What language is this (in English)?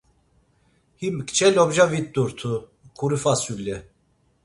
Laz